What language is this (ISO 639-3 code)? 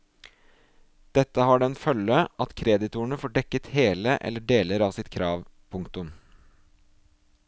nor